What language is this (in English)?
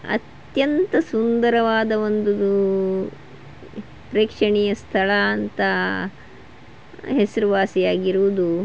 Kannada